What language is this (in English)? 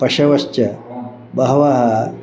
Sanskrit